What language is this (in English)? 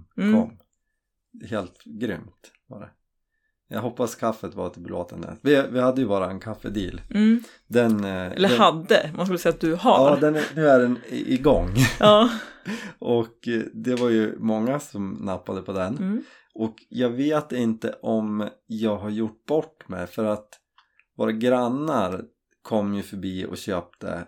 Swedish